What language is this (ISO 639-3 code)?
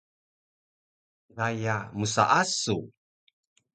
trv